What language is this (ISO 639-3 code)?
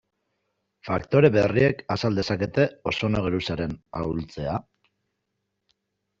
eus